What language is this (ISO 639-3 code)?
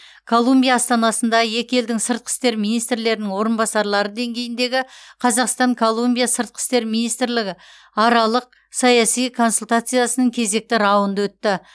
kaz